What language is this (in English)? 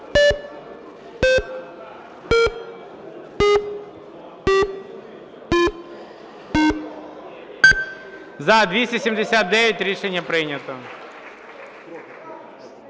Ukrainian